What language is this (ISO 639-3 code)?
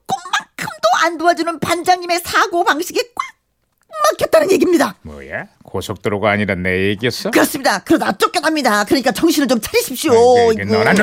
kor